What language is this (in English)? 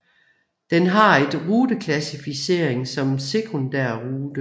Danish